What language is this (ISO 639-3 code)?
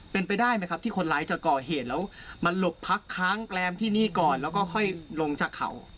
tha